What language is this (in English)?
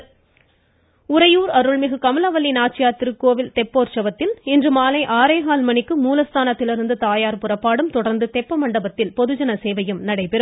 Tamil